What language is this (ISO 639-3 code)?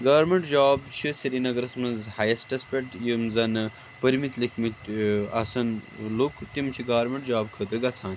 kas